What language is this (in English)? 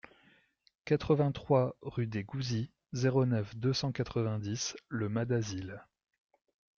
French